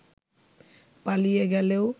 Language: Bangla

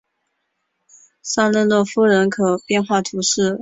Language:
Chinese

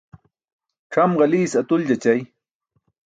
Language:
Burushaski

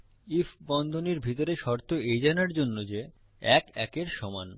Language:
Bangla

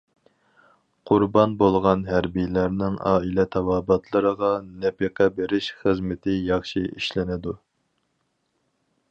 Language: Uyghur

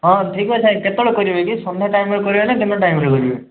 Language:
Odia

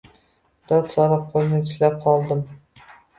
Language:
Uzbek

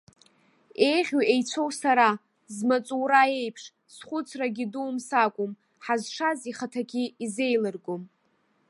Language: Abkhazian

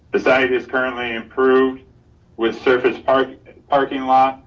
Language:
English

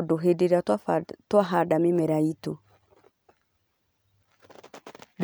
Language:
Kikuyu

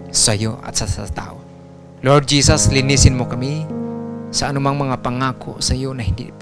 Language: Filipino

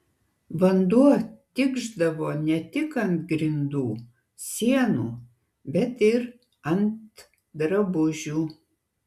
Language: Lithuanian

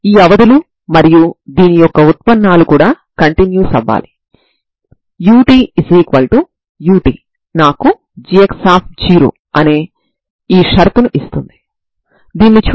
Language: Telugu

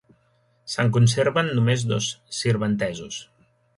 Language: Catalan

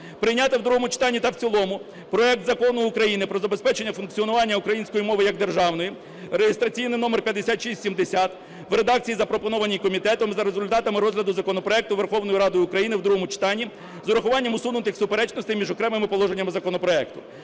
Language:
Ukrainian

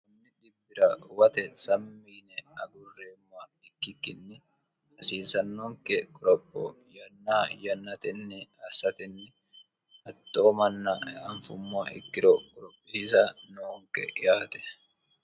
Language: Sidamo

